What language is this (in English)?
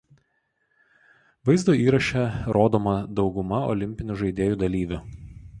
Lithuanian